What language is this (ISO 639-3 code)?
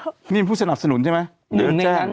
tha